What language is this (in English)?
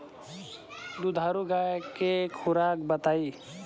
Bhojpuri